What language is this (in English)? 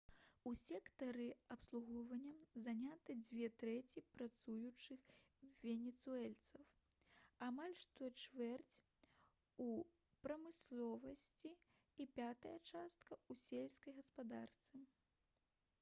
Belarusian